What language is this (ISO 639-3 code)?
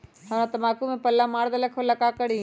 mag